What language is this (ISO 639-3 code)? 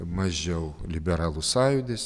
lit